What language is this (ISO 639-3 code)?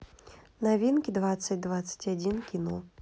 rus